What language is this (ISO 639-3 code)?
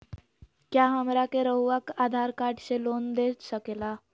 mag